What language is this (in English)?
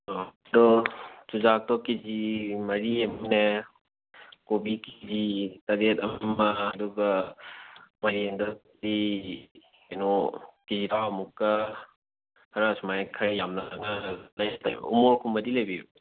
Manipuri